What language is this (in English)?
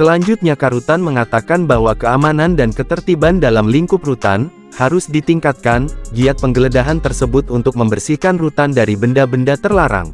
Indonesian